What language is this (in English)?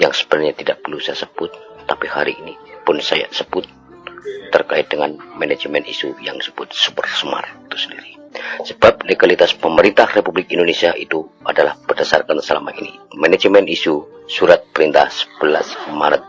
Indonesian